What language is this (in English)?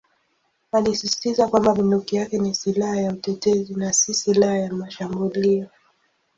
Swahili